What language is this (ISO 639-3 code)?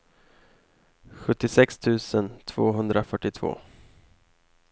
swe